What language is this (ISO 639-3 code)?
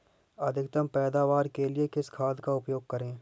hin